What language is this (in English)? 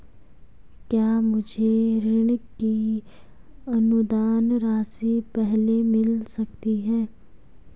Hindi